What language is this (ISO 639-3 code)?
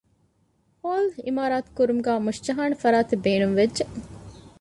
div